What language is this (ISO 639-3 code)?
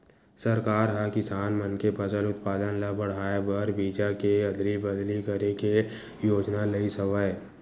hne